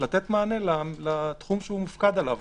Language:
Hebrew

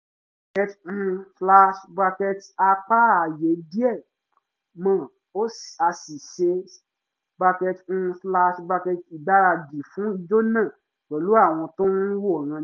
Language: Yoruba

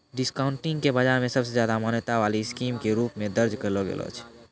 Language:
Maithili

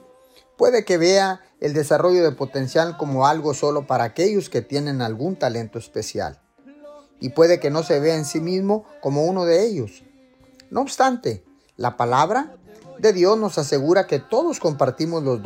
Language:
Spanish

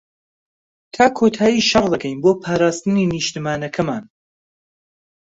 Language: Central Kurdish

